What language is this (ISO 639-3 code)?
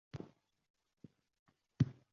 uzb